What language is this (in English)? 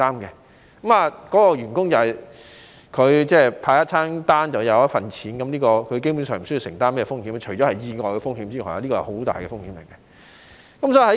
Cantonese